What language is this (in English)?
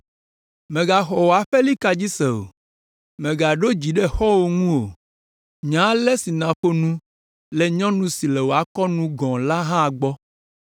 Ewe